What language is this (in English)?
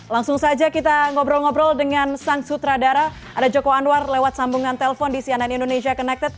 Indonesian